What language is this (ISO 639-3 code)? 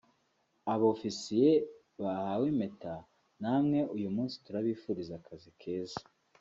kin